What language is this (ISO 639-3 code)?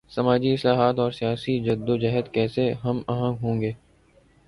urd